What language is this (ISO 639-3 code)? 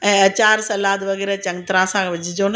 snd